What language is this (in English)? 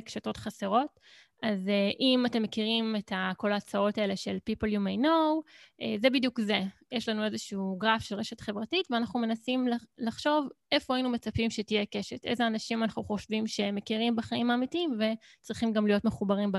Hebrew